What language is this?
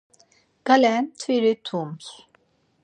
Laz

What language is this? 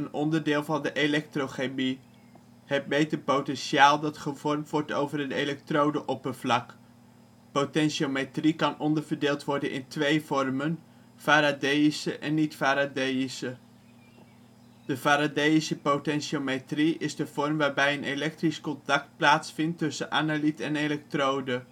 Dutch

